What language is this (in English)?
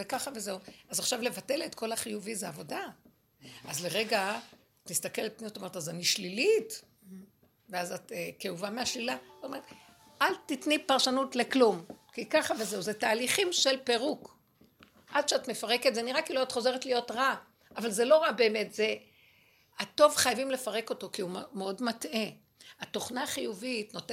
Hebrew